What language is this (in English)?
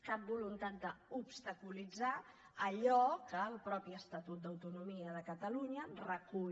Catalan